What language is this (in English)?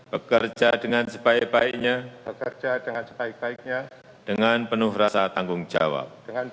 Indonesian